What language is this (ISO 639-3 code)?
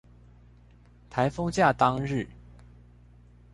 zho